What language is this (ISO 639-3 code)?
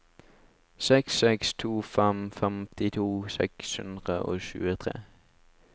nor